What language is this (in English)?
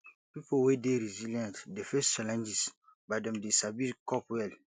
Nigerian Pidgin